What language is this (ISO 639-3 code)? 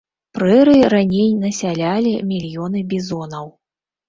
bel